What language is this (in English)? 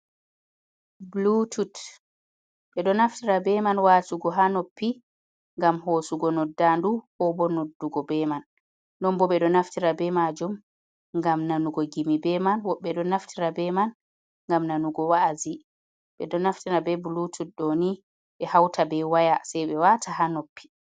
Fula